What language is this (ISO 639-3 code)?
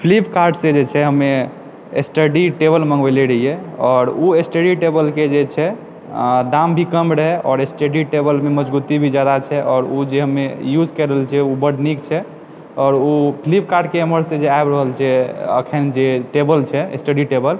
mai